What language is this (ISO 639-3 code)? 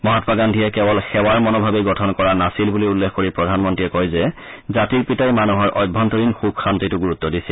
asm